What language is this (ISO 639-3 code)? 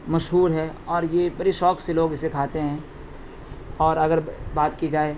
urd